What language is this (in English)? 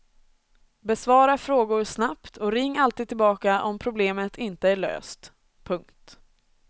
Swedish